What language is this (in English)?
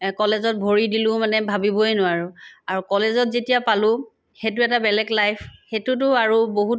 Assamese